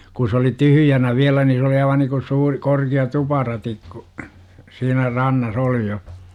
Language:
Finnish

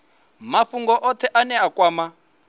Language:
Venda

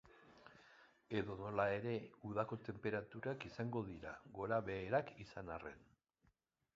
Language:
Basque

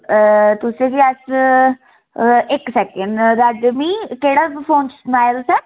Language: Dogri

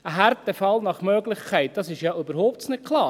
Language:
Swiss German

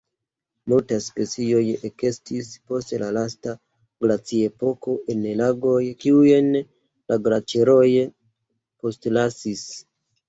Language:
Esperanto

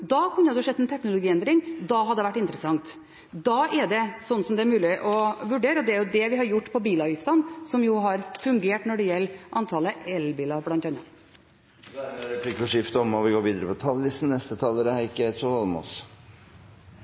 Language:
Norwegian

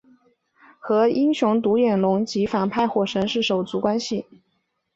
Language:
Chinese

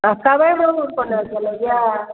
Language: Maithili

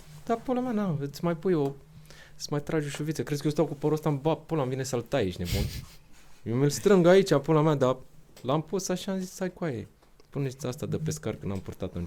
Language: Romanian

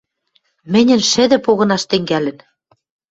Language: Western Mari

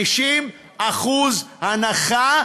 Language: Hebrew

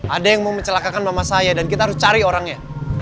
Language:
Indonesian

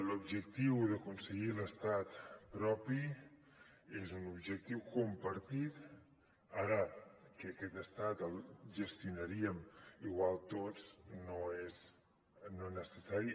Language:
Catalan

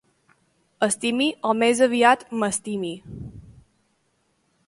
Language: Catalan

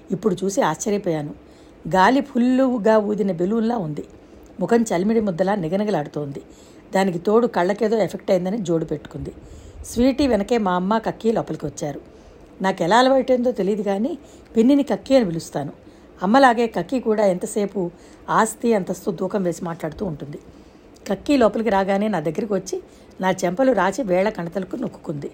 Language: Telugu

